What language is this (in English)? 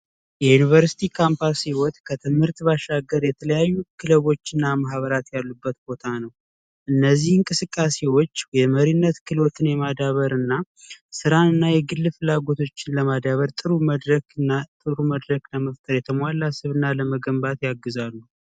Amharic